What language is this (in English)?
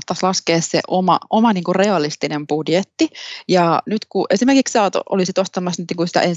Finnish